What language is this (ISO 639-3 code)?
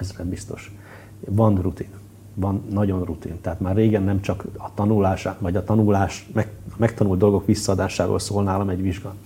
hun